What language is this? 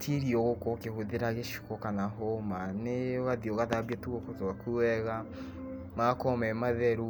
Kikuyu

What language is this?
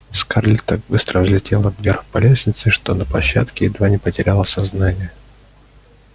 Russian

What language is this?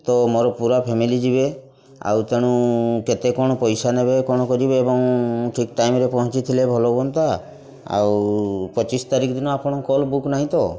Odia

